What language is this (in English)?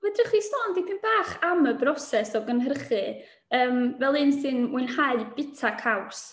Welsh